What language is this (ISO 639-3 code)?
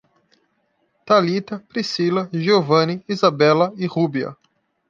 por